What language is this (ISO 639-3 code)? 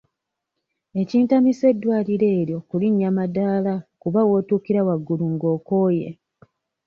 lug